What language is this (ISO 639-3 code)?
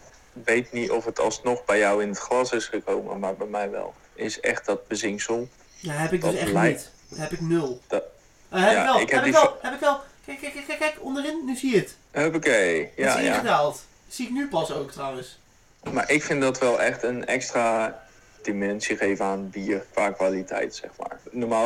nld